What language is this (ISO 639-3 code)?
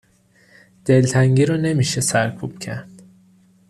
fas